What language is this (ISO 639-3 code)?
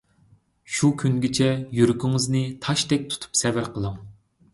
uig